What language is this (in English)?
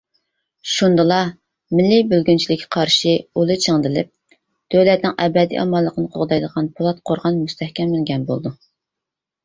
Uyghur